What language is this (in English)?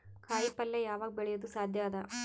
Kannada